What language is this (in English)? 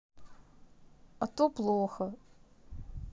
Russian